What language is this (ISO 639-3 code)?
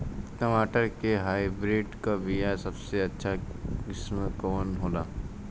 bho